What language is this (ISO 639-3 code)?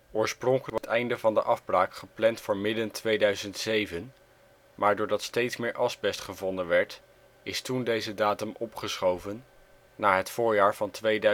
nld